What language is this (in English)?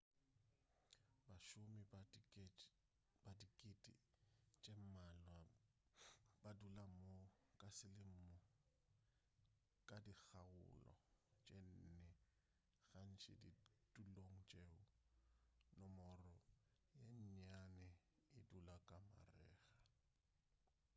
Northern Sotho